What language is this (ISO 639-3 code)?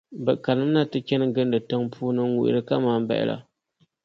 dag